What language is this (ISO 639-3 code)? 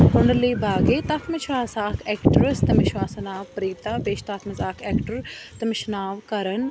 kas